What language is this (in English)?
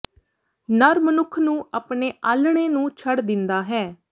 Punjabi